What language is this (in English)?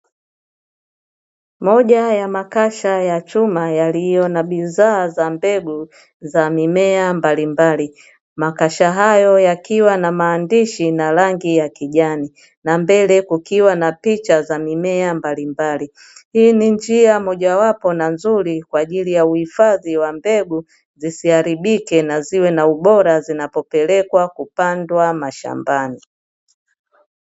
Swahili